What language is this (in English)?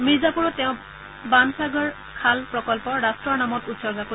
Assamese